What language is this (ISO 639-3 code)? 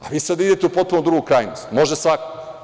srp